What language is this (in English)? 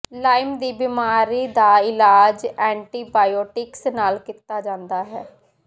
Punjabi